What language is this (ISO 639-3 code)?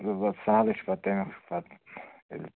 kas